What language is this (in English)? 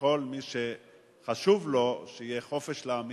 Hebrew